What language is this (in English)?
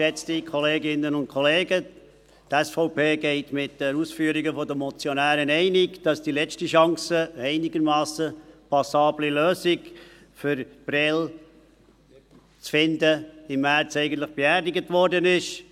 Swiss German